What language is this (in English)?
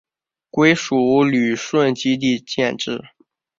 Chinese